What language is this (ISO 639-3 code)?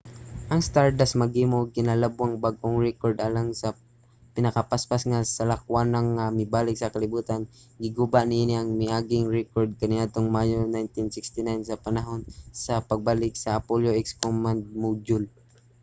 ceb